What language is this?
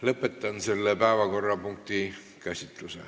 Estonian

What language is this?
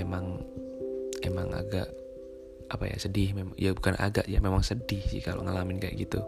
Indonesian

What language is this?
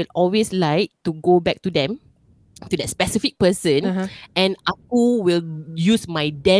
Malay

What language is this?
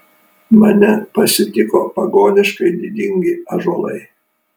Lithuanian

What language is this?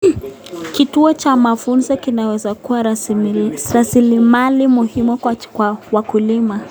Kalenjin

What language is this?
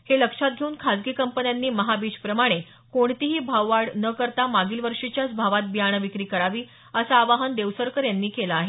Marathi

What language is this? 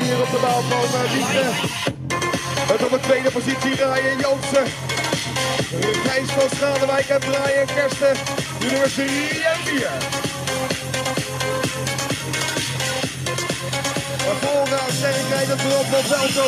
Dutch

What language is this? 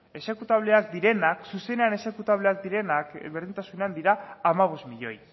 Basque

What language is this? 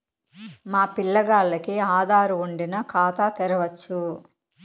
Telugu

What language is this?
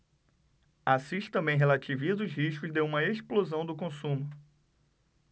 Portuguese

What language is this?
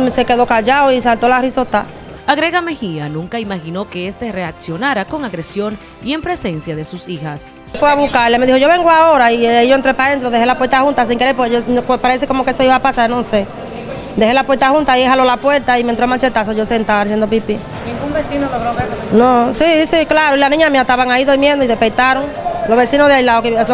Spanish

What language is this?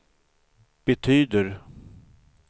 Swedish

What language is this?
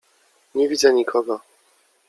Polish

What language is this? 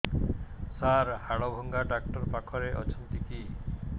Odia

